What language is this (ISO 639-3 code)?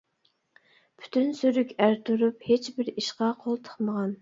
uig